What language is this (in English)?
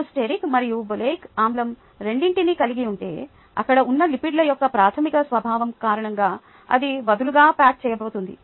Telugu